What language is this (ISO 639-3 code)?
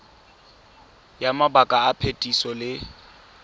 tsn